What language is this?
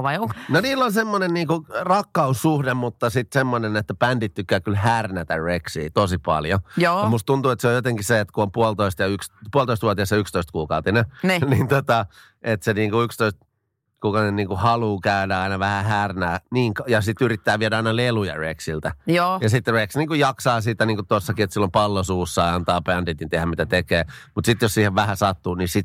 Finnish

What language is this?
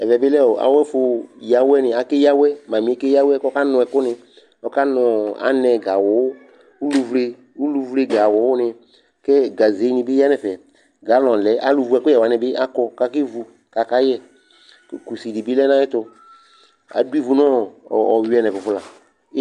Ikposo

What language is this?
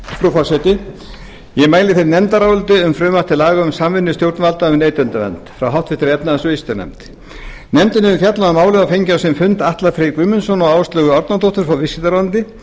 Icelandic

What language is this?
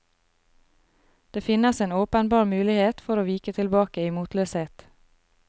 Norwegian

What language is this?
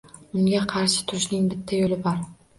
Uzbek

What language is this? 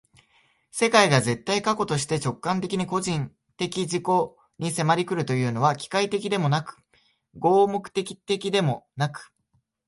Japanese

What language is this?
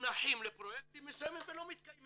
Hebrew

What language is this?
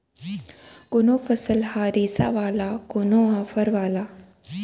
Chhattisgarhi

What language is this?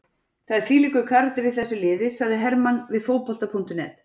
Icelandic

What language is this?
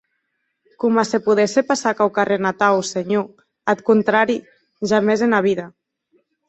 Occitan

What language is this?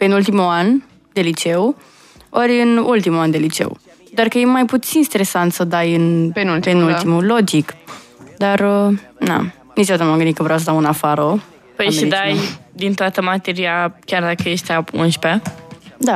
Romanian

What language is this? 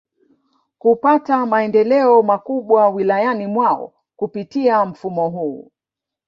Swahili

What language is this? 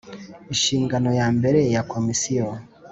Kinyarwanda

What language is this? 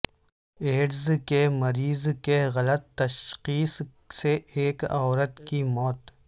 Urdu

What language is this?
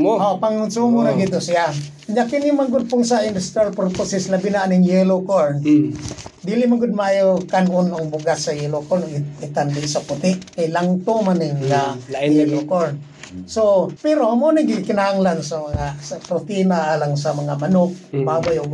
Filipino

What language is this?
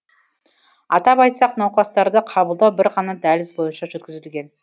Kazakh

